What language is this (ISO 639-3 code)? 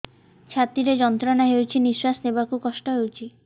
ori